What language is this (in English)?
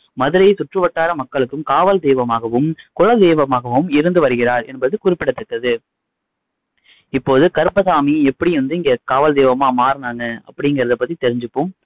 Tamil